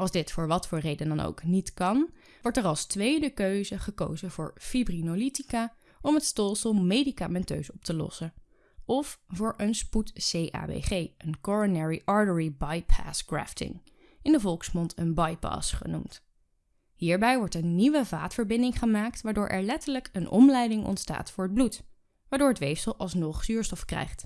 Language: Dutch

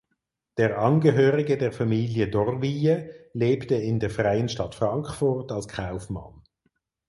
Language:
German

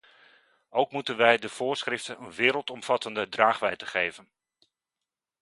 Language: Dutch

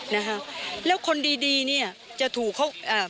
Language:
Thai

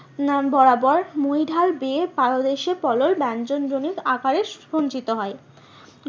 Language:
Bangla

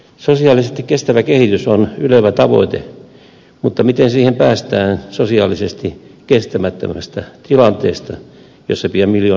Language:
Finnish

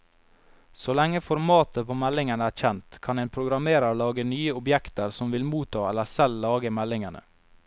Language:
Norwegian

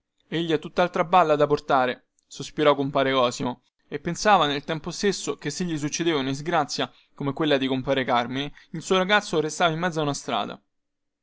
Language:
Italian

